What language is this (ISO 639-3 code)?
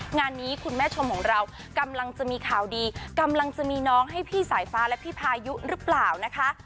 tha